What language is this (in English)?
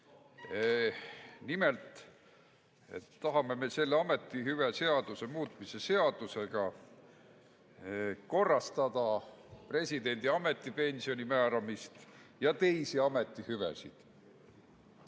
Estonian